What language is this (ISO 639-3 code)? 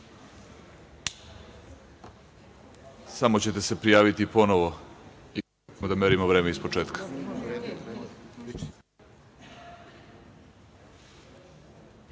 srp